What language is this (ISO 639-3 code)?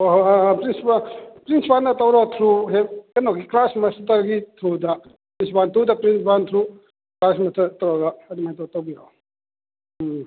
mni